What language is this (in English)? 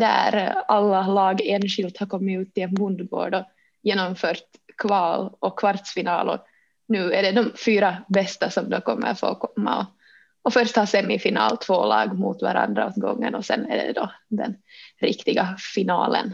Swedish